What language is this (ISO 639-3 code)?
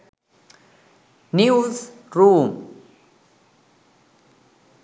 sin